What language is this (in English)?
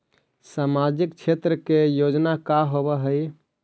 Magahi